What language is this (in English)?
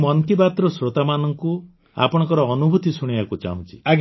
Odia